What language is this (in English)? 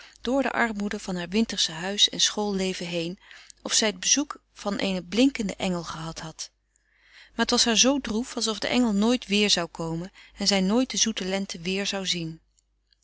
Dutch